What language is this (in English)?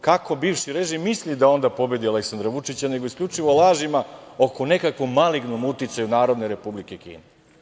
Serbian